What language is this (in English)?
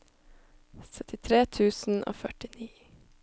Norwegian